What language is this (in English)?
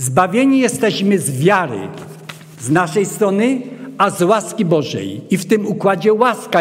Polish